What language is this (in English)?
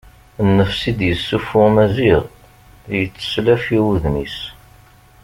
Kabyle